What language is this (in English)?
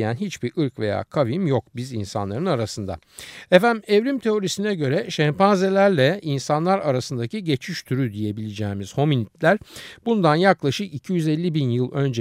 Turkish